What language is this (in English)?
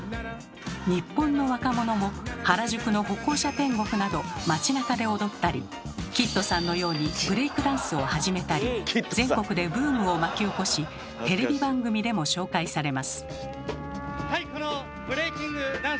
Japanese